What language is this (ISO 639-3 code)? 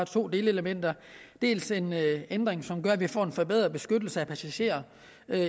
dan